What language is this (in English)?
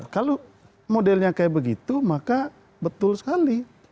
Indonesian